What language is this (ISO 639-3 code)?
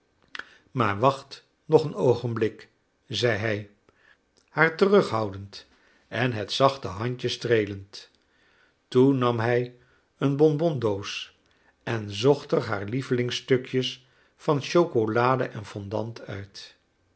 nld